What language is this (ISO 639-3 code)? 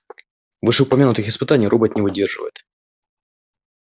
rus